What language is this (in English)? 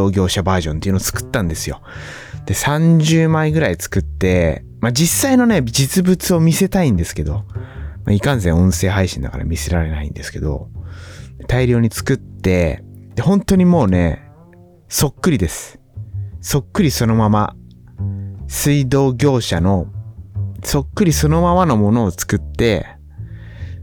Japanese